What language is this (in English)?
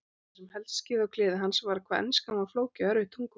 Icelandic